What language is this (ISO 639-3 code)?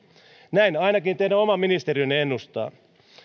fin